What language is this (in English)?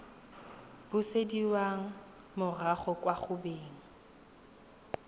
Tswana